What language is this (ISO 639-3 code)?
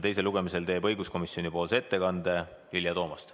est